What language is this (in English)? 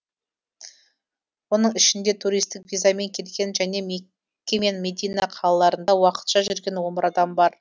Kazakh